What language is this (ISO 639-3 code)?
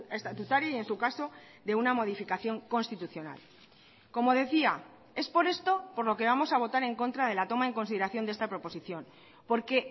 spa